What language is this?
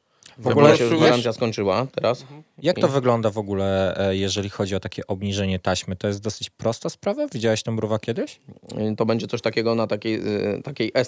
Polish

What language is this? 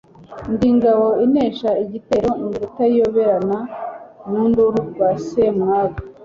Kinyarwanda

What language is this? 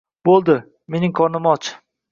Uzbek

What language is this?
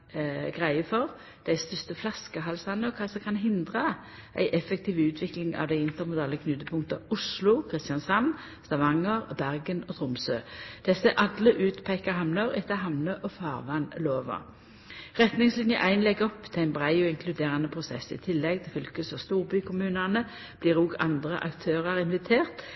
Norwegian Nynorsk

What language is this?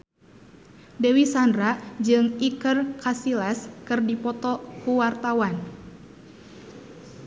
Sundanese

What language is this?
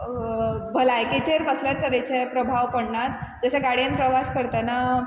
Konkani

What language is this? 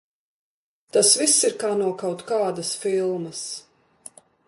Latvian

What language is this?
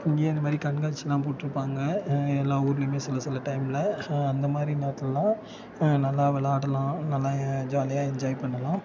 Tamil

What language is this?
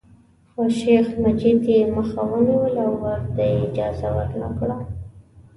Pashto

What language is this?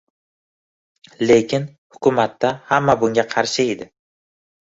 Uzbek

